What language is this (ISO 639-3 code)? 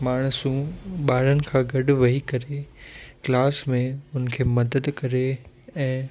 snd